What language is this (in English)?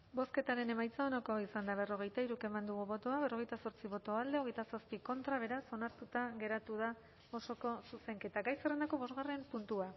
Basque